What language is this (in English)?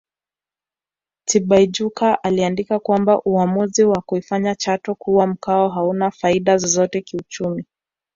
Swahili